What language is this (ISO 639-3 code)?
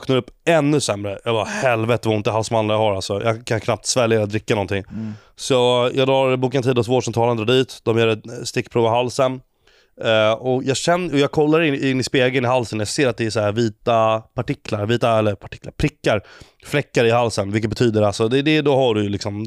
swe